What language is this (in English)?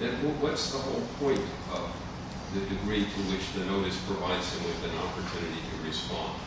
English